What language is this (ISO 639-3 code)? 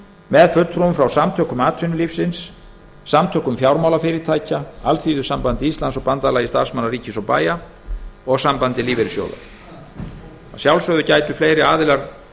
isl